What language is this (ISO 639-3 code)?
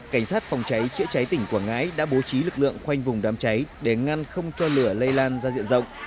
vie